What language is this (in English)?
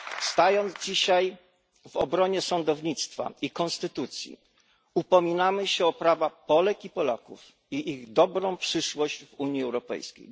Polish